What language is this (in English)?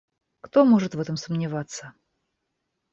Russian